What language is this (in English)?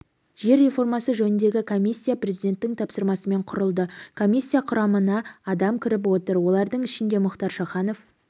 Kazakh